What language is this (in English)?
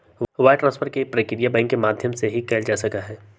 Magahi